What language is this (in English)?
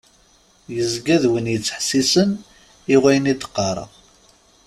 Kabyle